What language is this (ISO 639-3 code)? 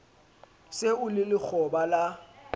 sot